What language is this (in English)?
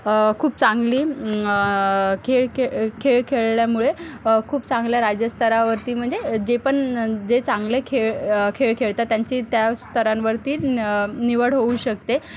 Marathi